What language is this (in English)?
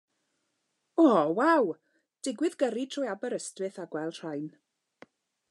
Welsh